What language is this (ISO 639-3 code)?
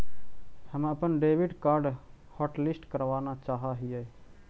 mag